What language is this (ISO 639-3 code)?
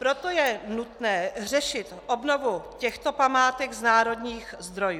ces